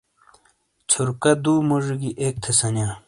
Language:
Shina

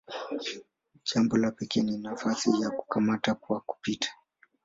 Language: Swahili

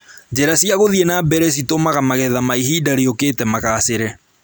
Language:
Kikuyu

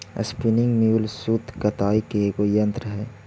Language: Magahi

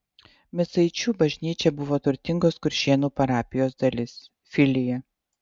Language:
Lithuanian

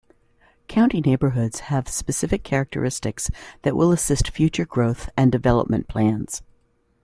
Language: English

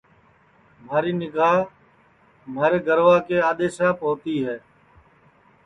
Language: Sansi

